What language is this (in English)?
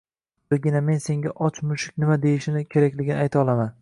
Uzbek